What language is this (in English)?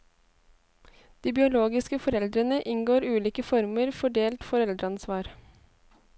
Norwegian